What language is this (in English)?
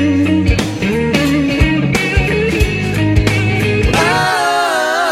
Japanese